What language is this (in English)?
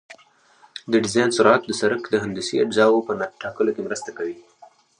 Pashto